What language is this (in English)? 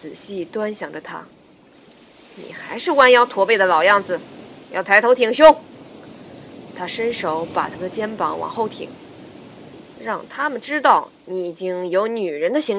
Chinese